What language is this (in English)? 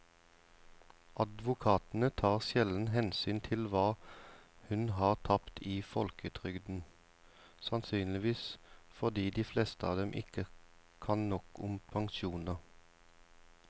Norwegian